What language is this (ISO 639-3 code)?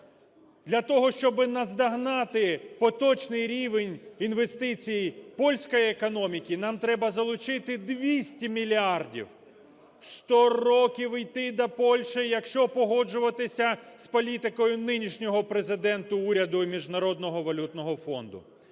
ukr